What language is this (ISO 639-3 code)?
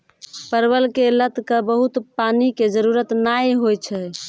mai